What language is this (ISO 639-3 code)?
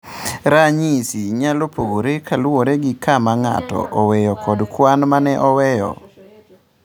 luo